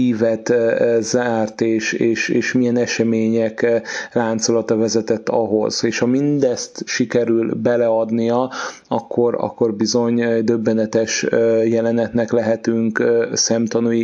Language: Hungarian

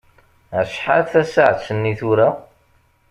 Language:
Kabyle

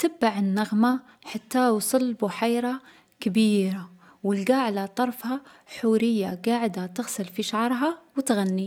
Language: Algerian Arabic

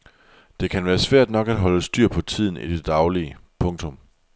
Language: Danish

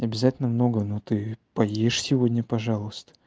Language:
Russian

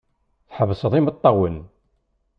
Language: Kabyle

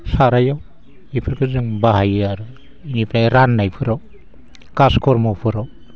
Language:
Bodo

